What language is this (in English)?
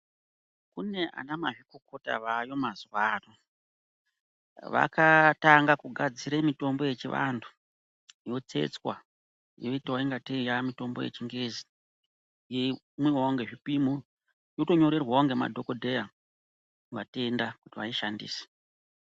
Ndau